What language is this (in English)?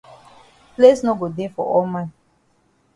Cameroon Pidgin